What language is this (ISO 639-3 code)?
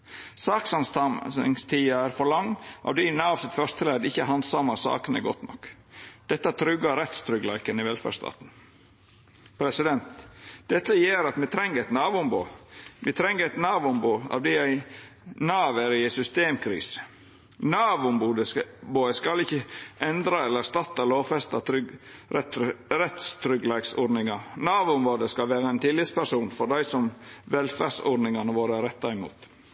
nno